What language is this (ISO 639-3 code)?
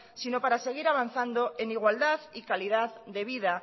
spa